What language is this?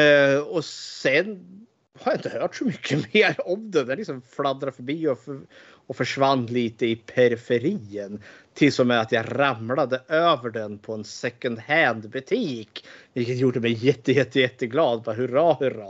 Swedish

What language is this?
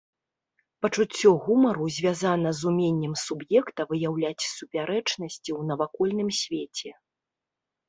Belarusian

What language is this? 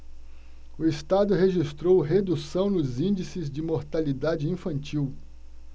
Portuguese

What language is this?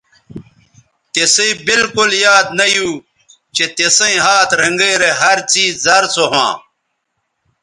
Bateri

